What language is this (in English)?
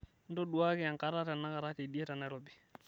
Masai